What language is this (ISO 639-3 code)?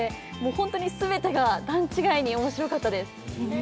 jpn